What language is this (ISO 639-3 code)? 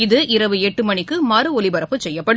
tam